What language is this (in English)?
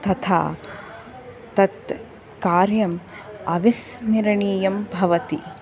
Sanskrit